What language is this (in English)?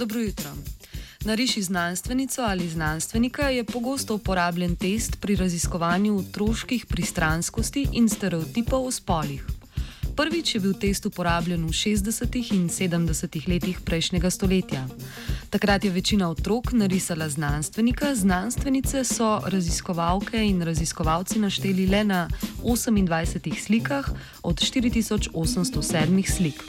Croatian